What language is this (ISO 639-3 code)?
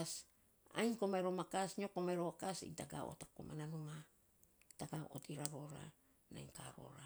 sps